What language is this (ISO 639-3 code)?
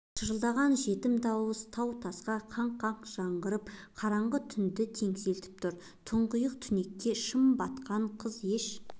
kaz